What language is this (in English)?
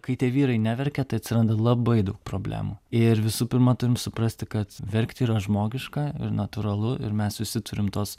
Lithuanian